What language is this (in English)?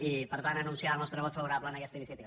Catalan